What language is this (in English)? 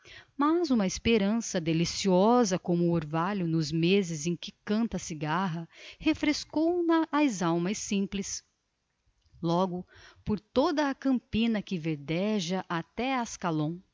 Portuguese